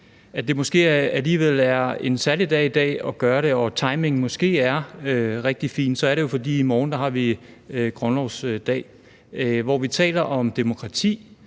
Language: Danish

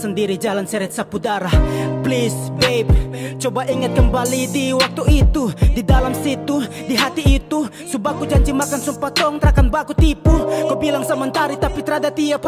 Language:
Indonesian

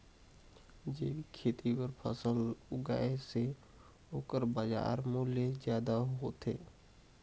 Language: Chhattisgarhi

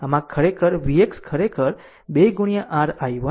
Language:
Gujarati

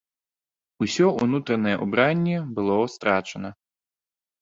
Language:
Belarusian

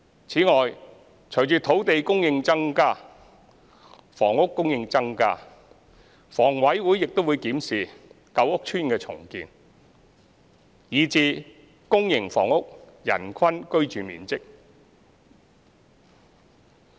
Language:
Cantonese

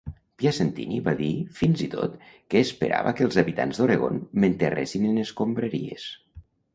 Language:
Catalan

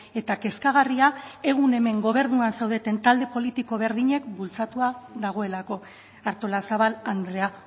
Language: Basque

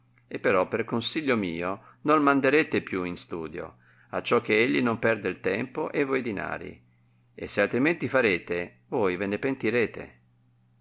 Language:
Italian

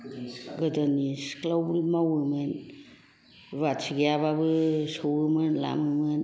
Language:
Bodo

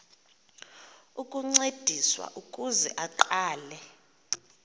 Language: Xhosa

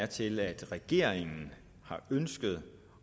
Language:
Danish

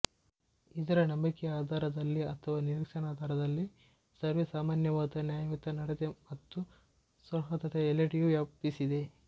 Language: Kannada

